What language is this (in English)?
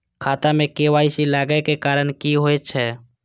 Maithili